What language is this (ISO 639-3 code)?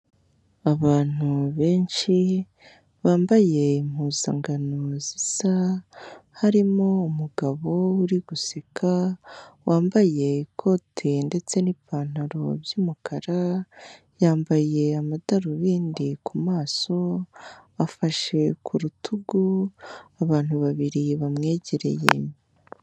kin